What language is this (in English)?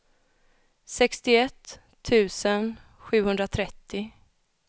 Swedish